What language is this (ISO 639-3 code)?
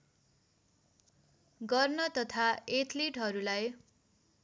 nep